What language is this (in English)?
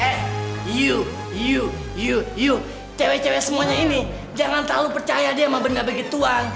Indonesian